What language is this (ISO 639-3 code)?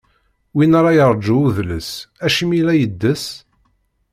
kab